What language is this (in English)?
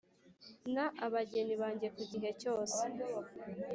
Kinyarwanda